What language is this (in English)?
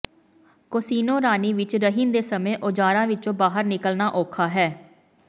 Punjabi